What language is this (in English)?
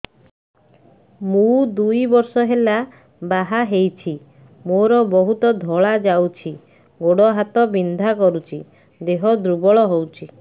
Odia